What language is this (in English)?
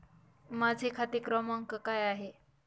Marathi